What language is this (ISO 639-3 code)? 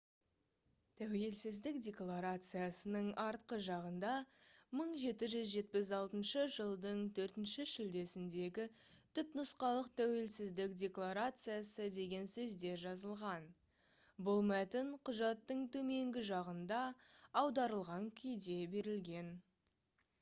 kaz